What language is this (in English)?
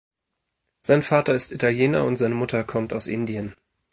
German